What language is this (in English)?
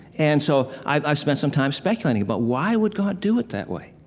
English